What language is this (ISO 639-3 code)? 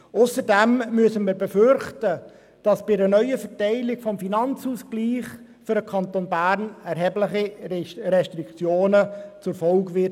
gsw